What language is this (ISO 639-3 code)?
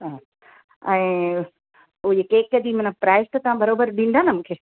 snd